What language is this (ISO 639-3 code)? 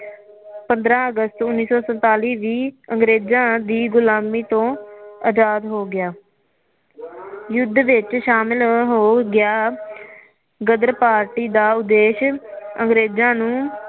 pan